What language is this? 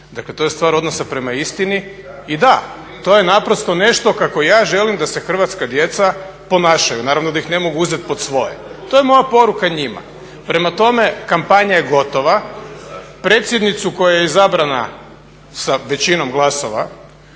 Croatian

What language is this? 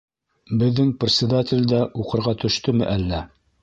Bashkir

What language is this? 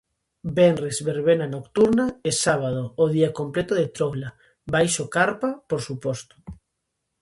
Galician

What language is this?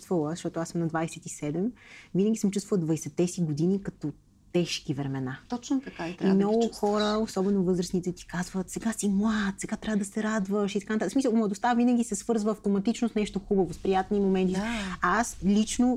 Bulgarian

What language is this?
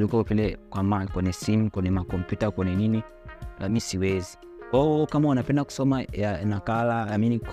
Swahili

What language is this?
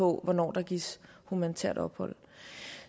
Danish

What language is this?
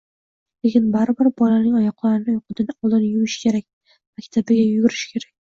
Uzbek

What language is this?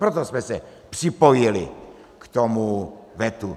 Czech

